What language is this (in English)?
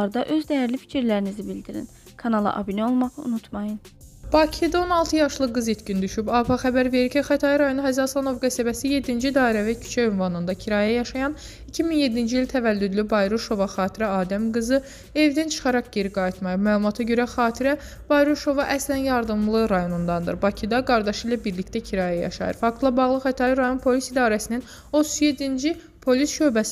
Turkish